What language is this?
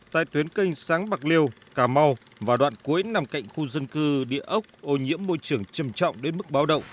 Vietnamese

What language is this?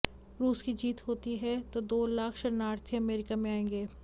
Hindi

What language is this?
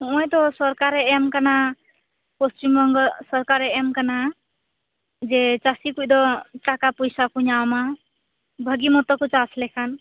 Santali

